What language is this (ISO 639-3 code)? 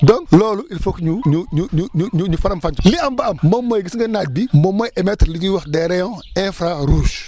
wol